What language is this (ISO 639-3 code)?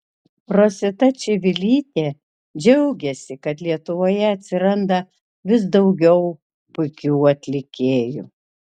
lit